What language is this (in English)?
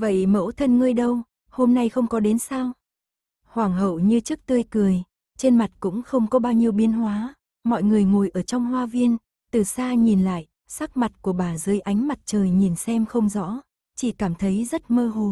Vietnamese